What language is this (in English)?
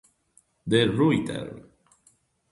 Italian